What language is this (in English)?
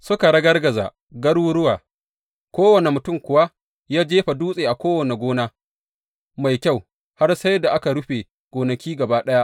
Hausa